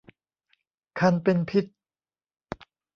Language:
Thai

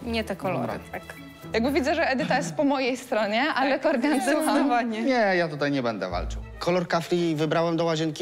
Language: Polish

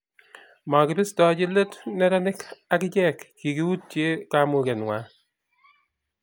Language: Kalenjin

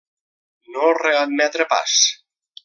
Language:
Catalan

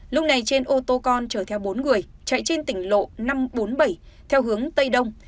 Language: Vietnamese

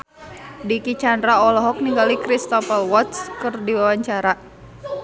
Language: Sundanese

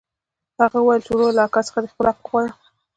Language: Pashto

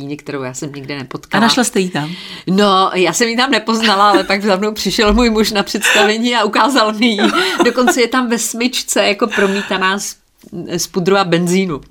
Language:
Czech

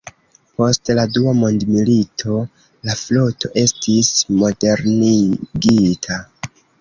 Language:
Esperanto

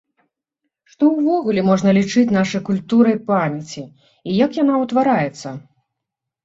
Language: Belarusian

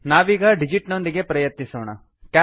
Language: Kannada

